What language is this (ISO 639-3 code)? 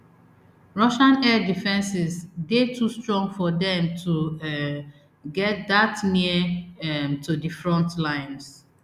pcm